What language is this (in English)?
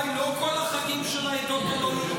Hebrew